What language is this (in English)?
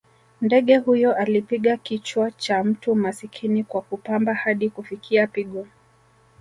Swahili